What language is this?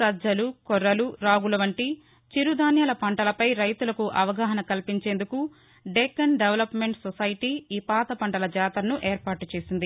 Telugu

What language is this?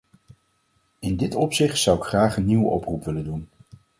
Dutch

